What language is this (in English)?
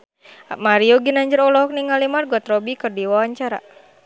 Sundanese